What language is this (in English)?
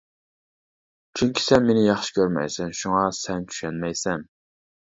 Uyghur